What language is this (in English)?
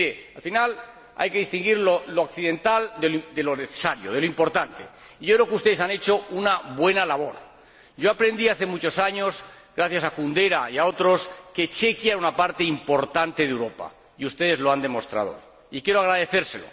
Spanish